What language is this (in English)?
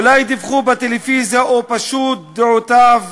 Hebrew